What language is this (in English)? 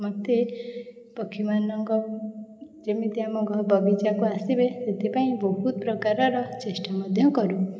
Odia